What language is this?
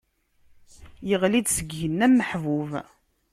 Kabyle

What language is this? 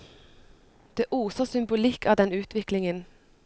Norwegian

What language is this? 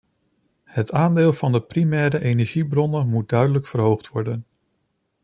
Dutch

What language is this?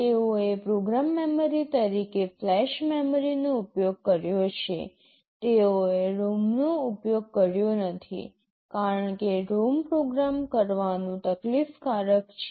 Gujarati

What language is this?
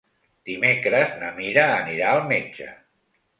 Catalan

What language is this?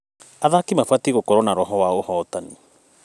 Kikuyu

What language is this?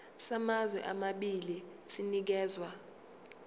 Zulu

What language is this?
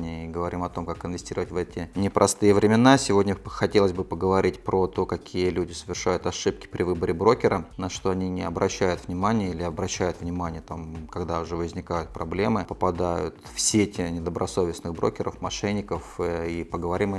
Russian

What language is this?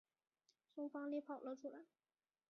Chinese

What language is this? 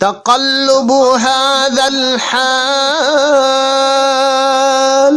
Arabic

